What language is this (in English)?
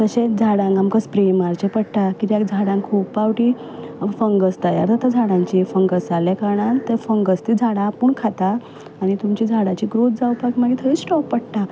Konkani